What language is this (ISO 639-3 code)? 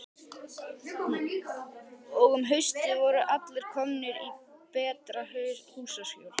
isl